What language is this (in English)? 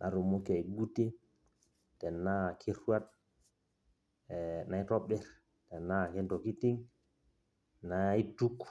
Masai